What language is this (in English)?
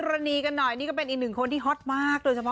Thai